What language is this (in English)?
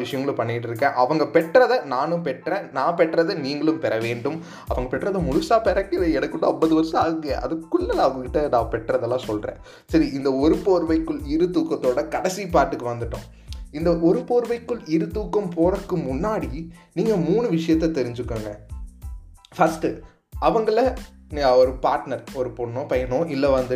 Tamil